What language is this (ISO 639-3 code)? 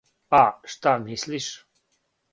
srp